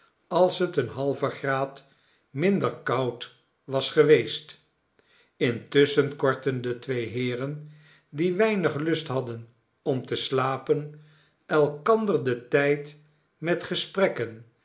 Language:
Dutch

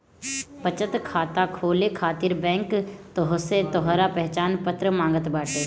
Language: Bhojpuri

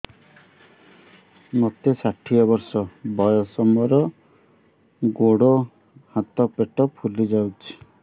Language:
Odia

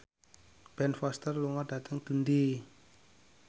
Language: Javanese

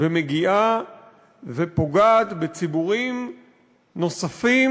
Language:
Hebrew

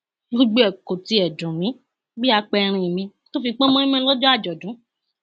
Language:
Yoruba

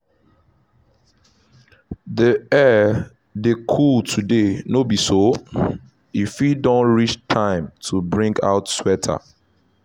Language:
Nigerian Pidgin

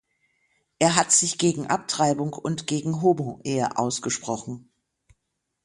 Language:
German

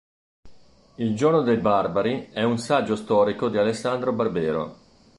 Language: Italian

